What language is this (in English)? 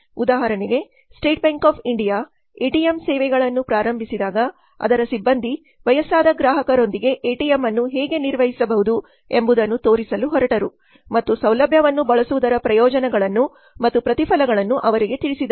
Kannada